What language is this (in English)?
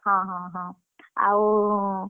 Odia